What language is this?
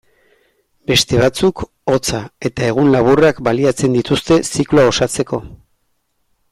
Basque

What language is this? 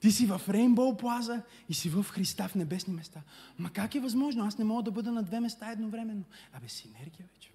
Bulgarian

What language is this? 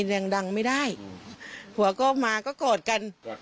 Thai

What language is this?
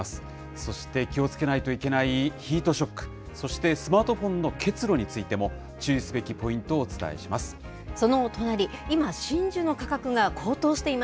Japanese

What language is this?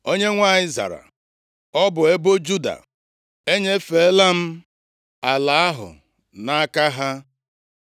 Igbo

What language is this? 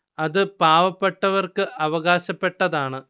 Malayalam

